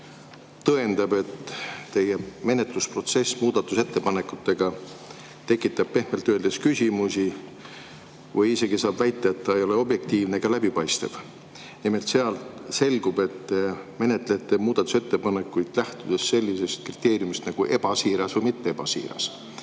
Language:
Estonian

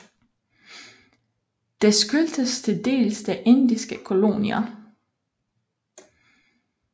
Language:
Danish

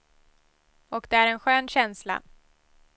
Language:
Swedish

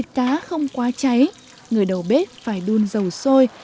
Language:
Vietnamese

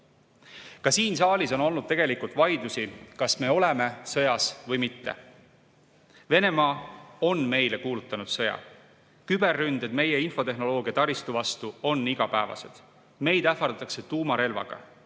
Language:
Estonian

